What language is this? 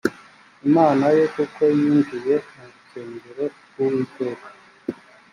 Kinyarwanda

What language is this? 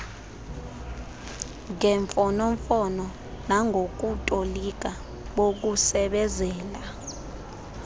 Xhosa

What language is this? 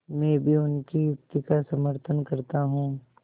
Hindi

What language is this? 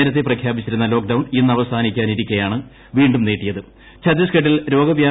Malayalam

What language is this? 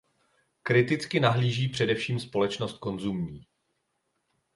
Czech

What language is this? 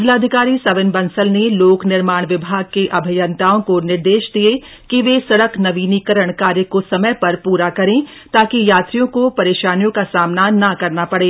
Hindi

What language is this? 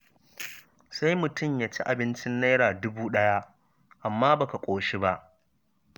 Hausa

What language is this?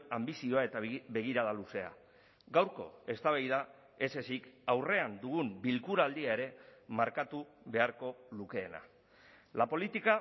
Basque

